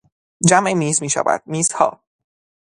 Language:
Persian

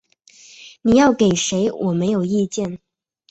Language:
Chinese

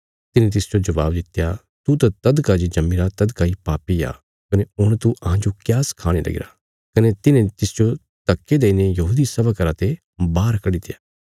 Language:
Bilaspuri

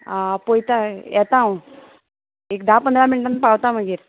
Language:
Konkani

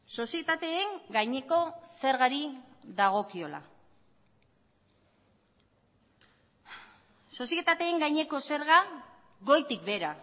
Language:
Basque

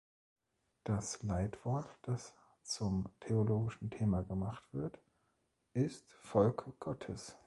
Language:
German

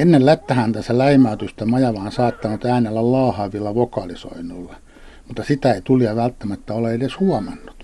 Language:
Finnish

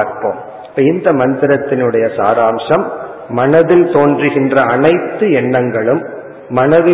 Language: Tamil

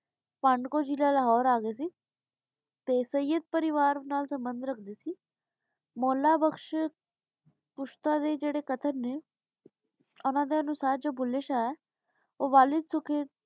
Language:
Punjabi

